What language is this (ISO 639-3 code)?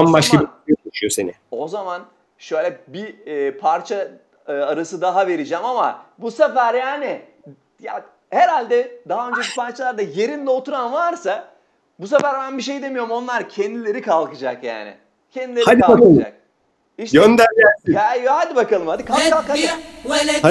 tur